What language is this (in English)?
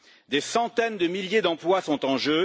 French